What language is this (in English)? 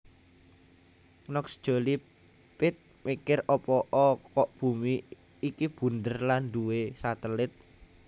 Javanese